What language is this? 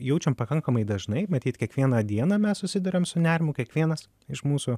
Lithuanian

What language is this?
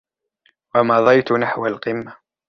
Arabic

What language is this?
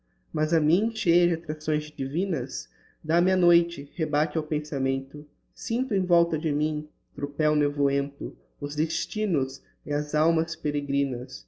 Portuguese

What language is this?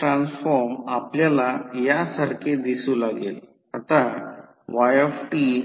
Marathi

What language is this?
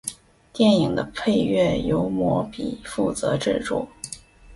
Chinese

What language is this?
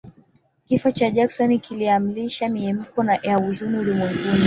Swahili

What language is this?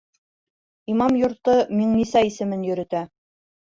Bashkir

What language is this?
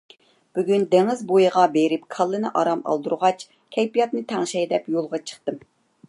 Uyghur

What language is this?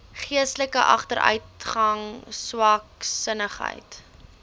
Afrikaans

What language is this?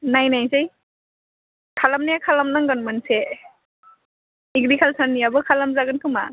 Bodo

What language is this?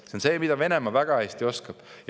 Estonian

